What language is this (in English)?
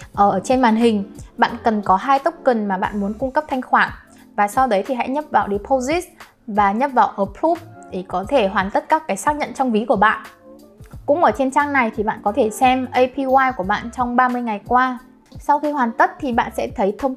Vietnamese